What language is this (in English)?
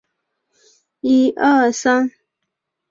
Chinese